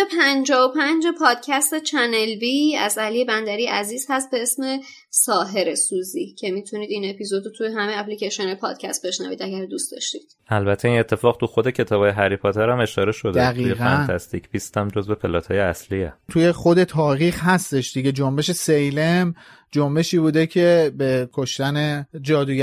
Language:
Persian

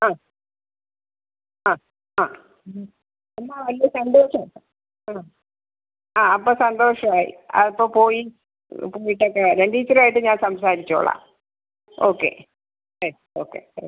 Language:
Malayalam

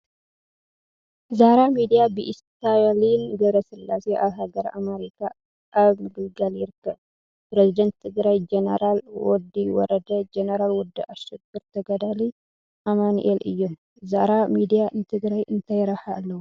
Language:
Tigrinya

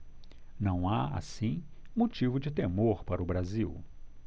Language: Portuguese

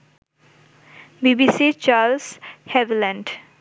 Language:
Bangla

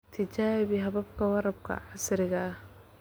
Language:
Somali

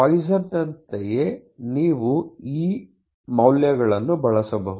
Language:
Kannada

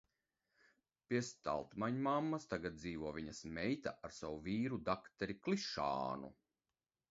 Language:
Latvian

